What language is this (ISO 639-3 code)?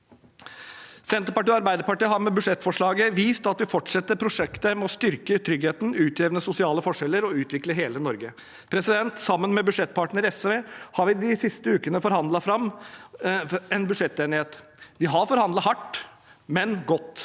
nor